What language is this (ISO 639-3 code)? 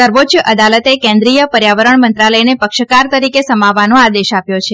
guj